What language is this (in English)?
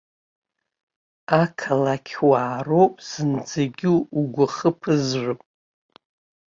Abkhazian